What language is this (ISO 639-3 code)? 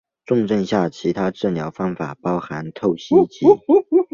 zho